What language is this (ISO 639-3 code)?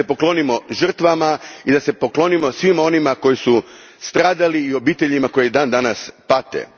hrv